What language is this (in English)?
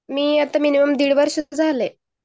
Marathi